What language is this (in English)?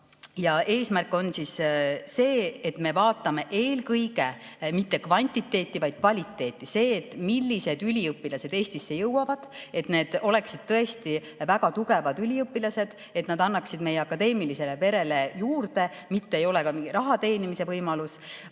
Estonian